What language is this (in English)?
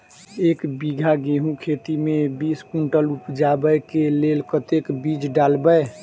Maithili